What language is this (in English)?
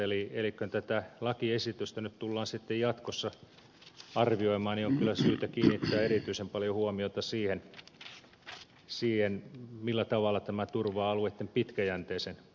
Finnish